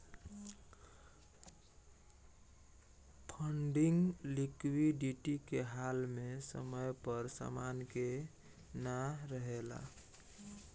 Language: Bhojpuri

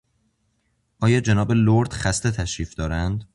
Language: Persian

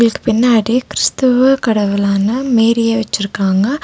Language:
Tamil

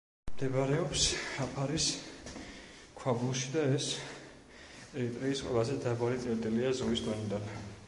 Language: Georgian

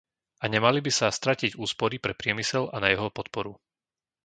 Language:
Slovak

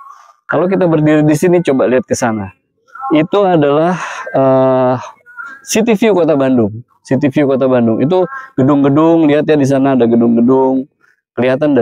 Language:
Indonesian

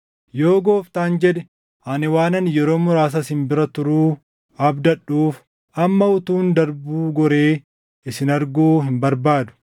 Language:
Oromo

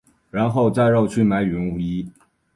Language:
Chinese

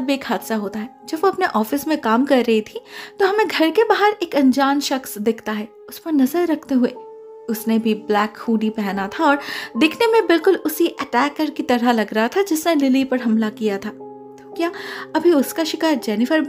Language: Hindi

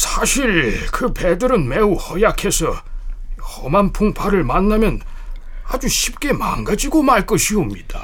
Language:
Korean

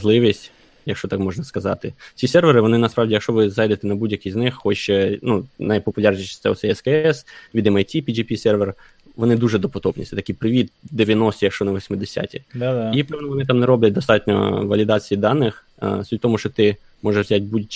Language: Ukrainian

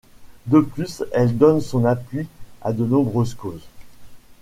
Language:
French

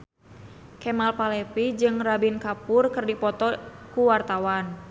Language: Sundanese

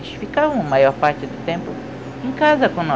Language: Portuguese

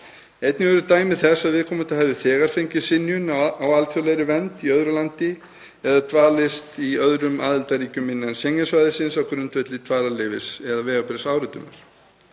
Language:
Icelandic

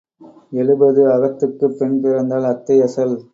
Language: Tamil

